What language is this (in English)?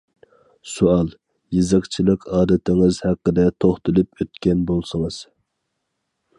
Uyghur